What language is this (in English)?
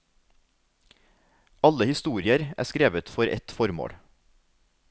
Norwegian